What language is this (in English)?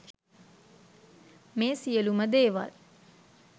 Sinhala